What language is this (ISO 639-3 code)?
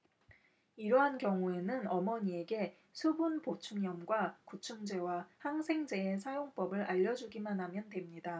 kor